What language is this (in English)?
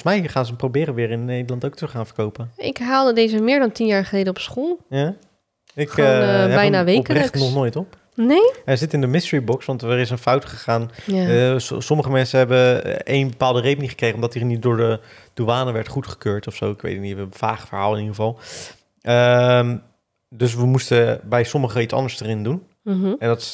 Dutch